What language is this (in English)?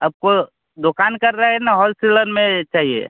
Hindi